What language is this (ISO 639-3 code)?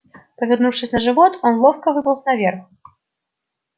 rus